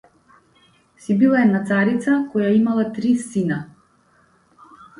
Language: Macedonian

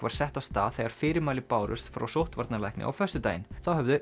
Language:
Icelandic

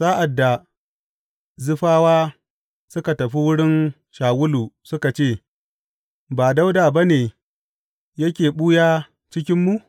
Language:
Hausa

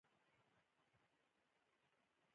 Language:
Pashto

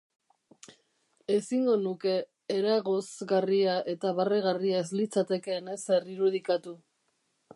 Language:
Basque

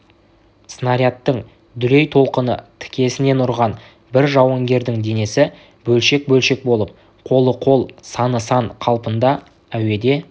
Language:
Kazakh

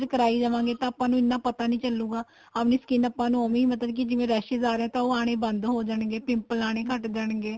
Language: Punjabi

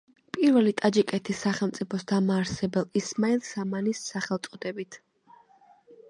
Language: Georgian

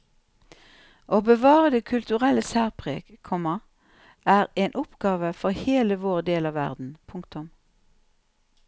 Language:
Norwegian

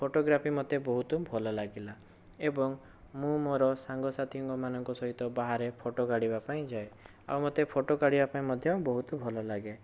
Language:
Odia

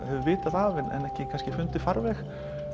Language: Icelandic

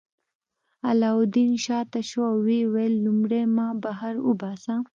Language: Pashto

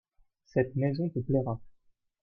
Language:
French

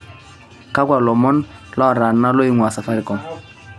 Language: Masai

